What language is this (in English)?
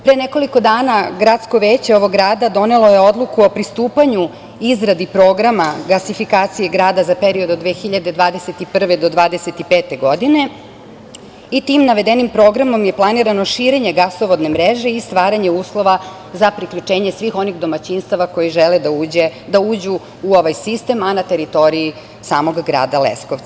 Serbian